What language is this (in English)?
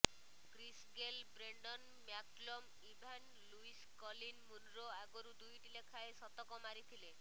Odia